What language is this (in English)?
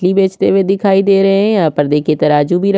Hindi